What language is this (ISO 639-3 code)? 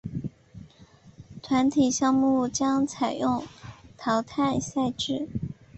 zho